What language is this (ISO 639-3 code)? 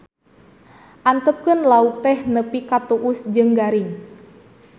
sun